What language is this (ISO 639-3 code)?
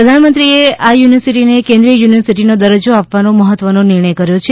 guj